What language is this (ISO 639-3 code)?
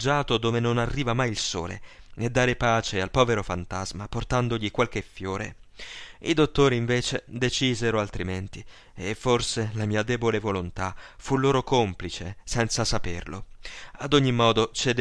ita